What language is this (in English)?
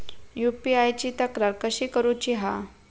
Marathi